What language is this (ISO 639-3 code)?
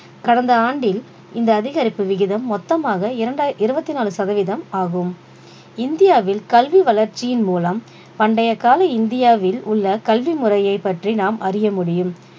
tam